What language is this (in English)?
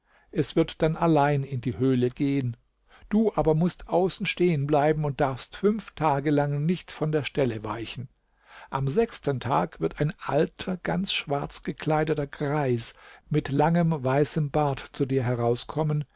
German